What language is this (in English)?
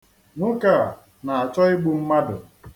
Igbo